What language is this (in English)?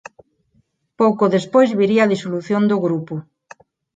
Galician